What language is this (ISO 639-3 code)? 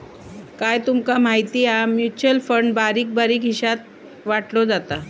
mar